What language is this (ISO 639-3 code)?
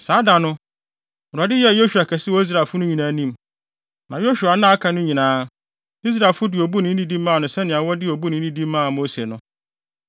aka